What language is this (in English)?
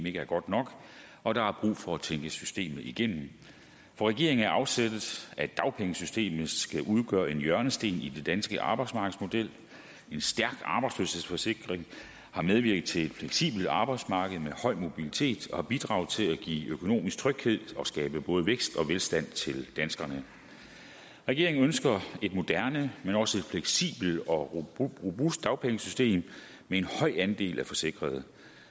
Danish